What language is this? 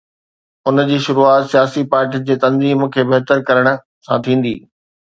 Sindhi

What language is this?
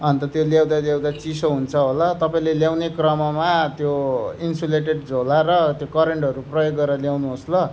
Nepali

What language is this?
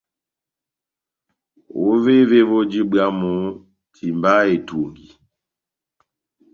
Batanga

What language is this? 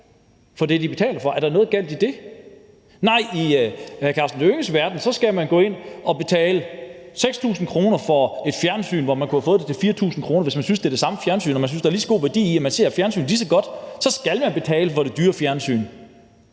Danish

